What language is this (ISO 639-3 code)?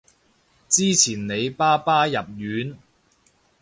yue